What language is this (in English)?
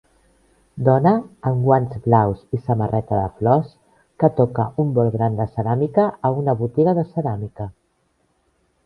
Catalan